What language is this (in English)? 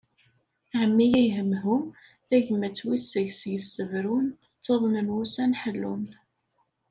Kabyle